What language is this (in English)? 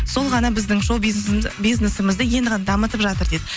Kazakh